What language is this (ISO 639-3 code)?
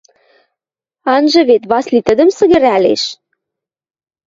mrj